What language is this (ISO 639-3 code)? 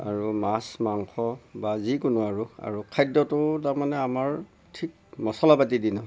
asm